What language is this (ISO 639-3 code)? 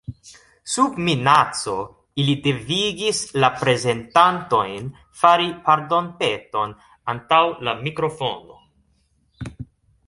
epo